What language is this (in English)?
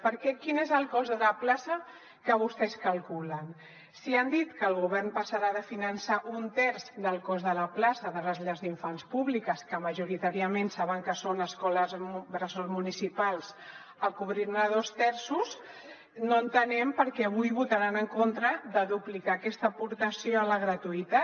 Catalan